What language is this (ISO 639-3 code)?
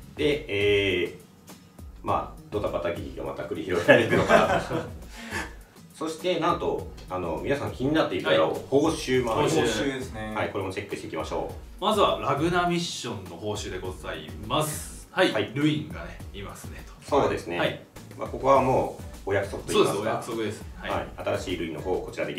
jpn